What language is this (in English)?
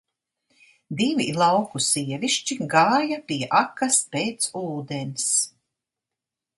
Latvian